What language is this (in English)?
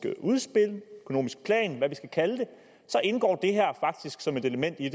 Danish